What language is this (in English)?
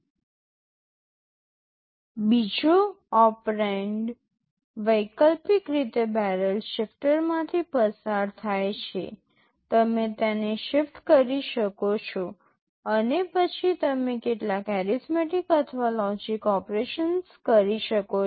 Gujarati